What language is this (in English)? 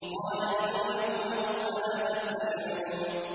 Arabic